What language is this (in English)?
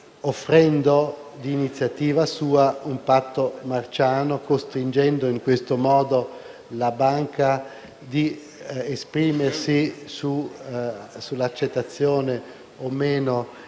Italian